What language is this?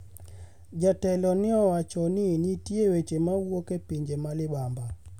Luo (Kenya and Tanzania)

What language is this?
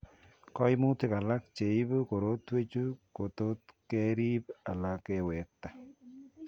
Kalenjin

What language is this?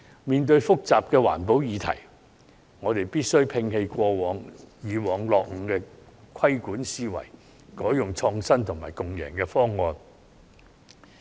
Cantonese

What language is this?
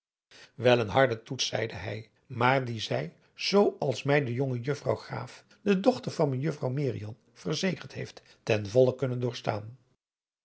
Dutch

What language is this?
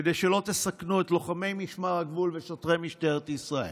Hebrew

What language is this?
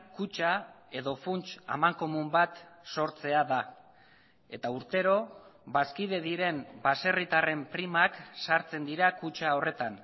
Basque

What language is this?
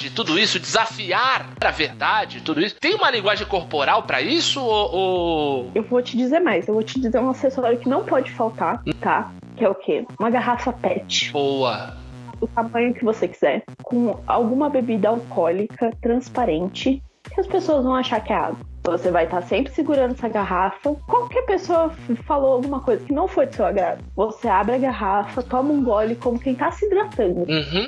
Portuguese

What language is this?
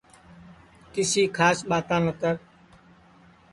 Sansi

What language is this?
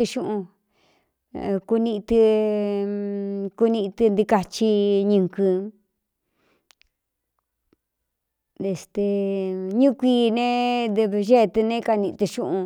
Cuyamecalco Mixtec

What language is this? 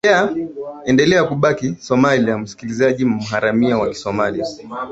Swahili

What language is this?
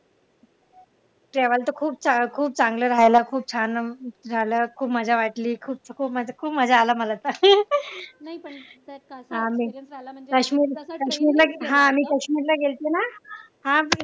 Marathi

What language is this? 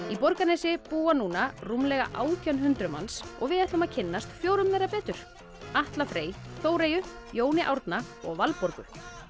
Icelandic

